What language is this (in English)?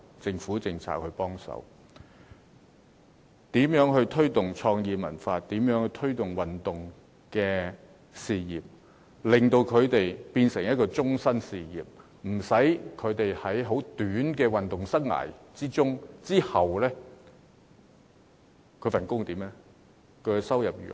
Cantonese